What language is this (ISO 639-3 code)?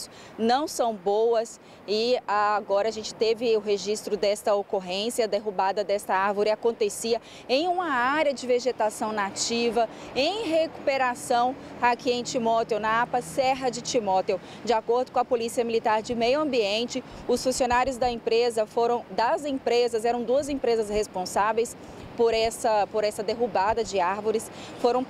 por